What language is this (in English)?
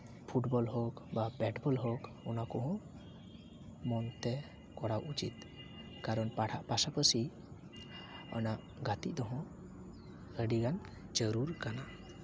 Santali